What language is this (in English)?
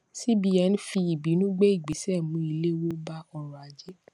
Yoruba